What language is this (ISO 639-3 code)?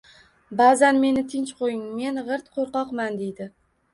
uzb